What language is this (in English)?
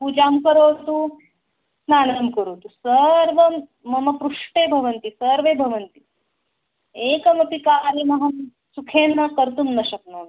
Sanskrit